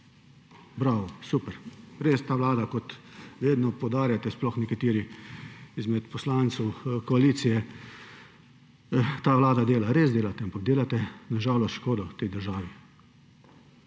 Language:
Slovenian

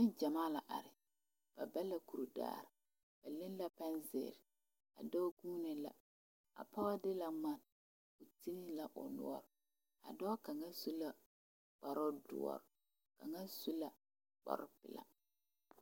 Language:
Southern Dagaare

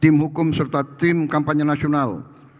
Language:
Indonesian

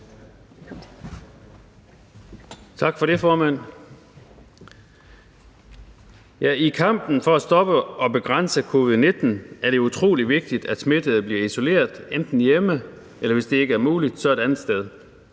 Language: Danish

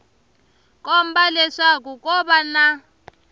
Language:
Tsonga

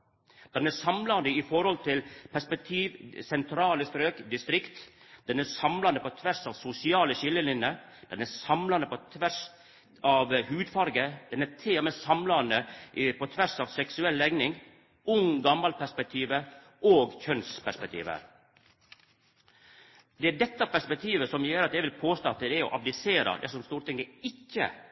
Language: Norwegian Nynorsk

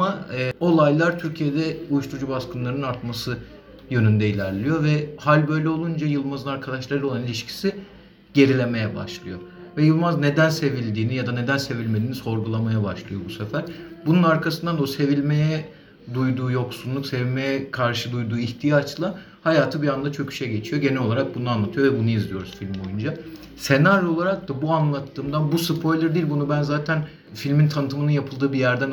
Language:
Turkish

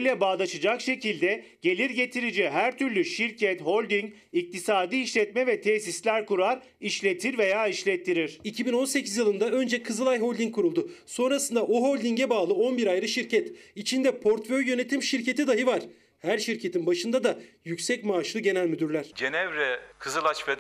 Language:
Turkish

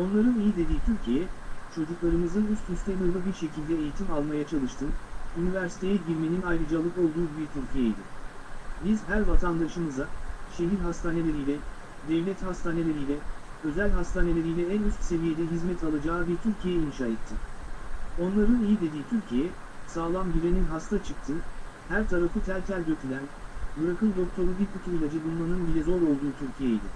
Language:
Turkish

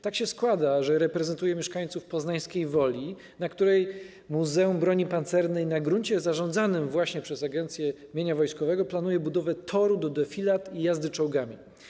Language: Polish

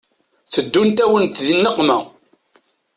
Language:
Kabyle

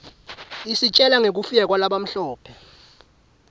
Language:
Swati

